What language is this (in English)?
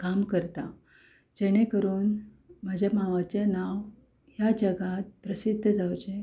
Konkani